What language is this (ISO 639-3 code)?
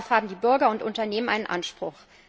deu